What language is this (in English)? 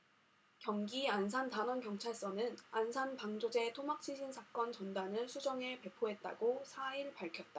Korean